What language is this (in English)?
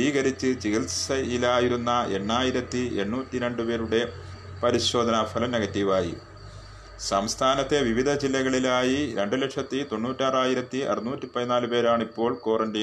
Malayalam